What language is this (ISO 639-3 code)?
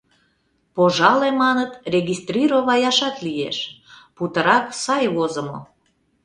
chm